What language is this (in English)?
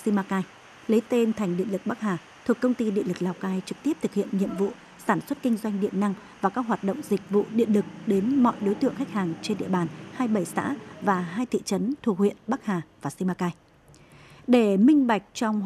Vietnamese